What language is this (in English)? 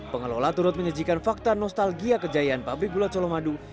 Indonesian